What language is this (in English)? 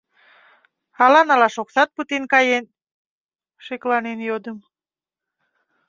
Mari